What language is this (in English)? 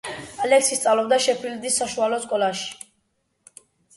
Georgian